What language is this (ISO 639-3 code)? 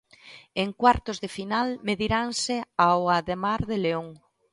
glg